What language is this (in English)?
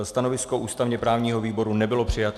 Czech